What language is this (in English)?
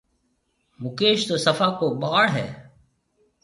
Marwari (Pakistan)